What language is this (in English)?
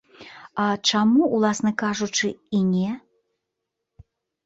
Belarusian